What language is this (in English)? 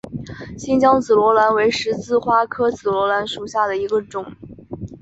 Chinese